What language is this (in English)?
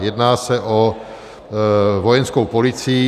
Czech